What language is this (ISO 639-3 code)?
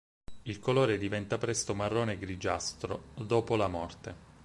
ita